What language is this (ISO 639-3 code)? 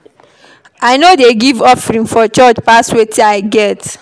pcm